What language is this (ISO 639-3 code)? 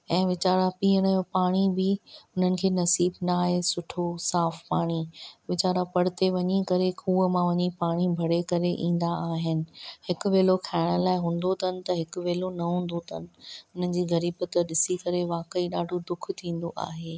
snd